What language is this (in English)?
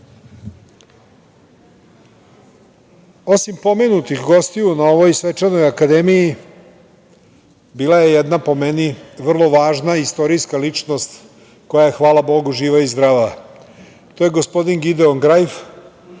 Serbian